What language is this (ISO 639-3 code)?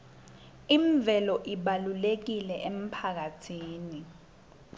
ssw